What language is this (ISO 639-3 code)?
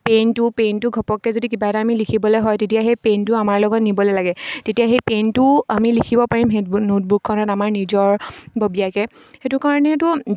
asm